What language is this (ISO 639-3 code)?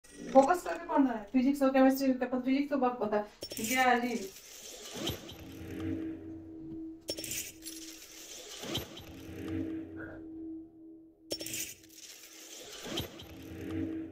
pol